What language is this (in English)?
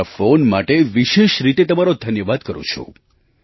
Gujarati